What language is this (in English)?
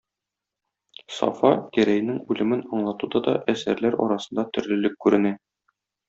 Tatar